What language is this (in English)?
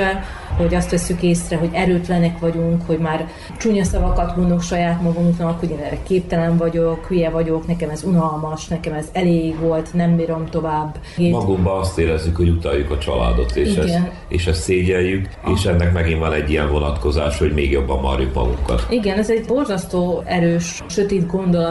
Hungarian